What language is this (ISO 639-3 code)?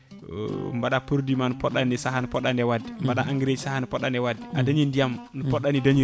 ful